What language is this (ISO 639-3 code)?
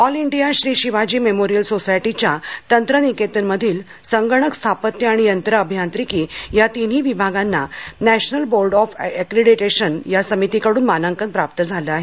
mar